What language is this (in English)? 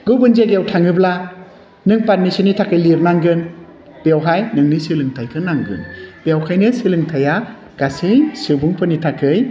Bodo